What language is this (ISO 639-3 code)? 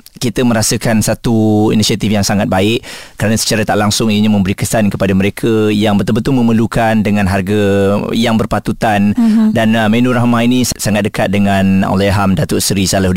msa